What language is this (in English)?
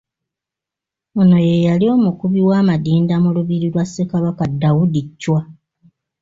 Ganda